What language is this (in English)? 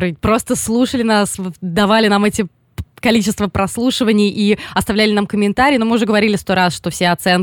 Russian